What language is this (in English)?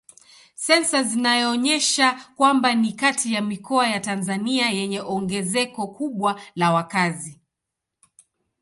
Swahili